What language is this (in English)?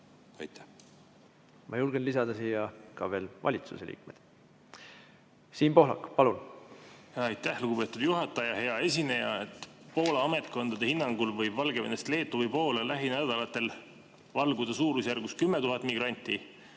Estonian